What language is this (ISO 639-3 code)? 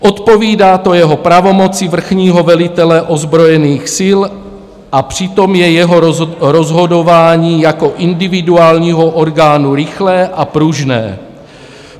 ces